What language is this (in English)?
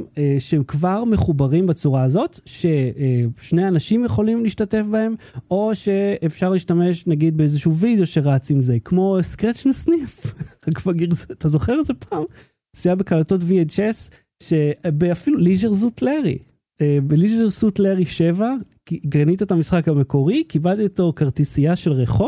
Hebrew